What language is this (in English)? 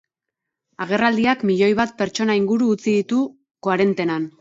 Basque